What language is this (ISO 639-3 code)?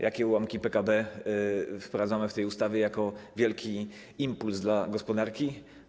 pol